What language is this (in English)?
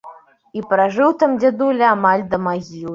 Belarusian